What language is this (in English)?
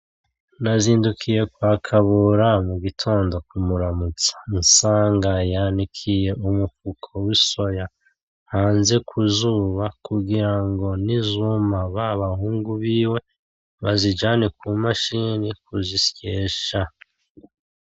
Rundi